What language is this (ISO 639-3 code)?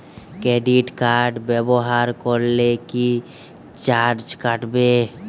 ben